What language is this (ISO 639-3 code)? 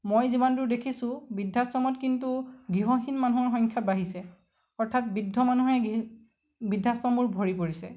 asm